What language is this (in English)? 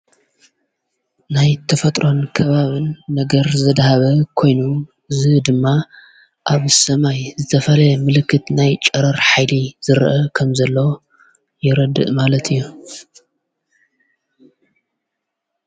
Tigrinya